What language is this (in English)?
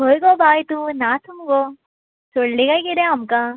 Konkani